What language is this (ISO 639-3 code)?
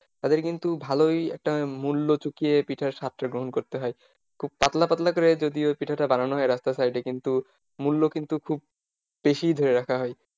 ben